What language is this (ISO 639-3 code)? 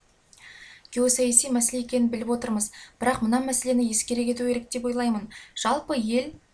kaz